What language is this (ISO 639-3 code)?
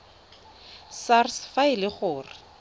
tsn